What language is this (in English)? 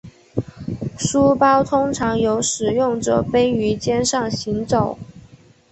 Chinese